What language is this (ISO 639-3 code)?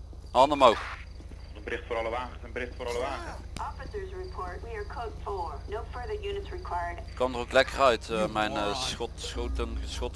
nld